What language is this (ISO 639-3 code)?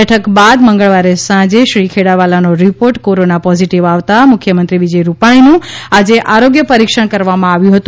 guj